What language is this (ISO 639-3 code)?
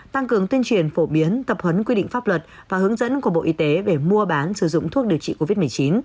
vie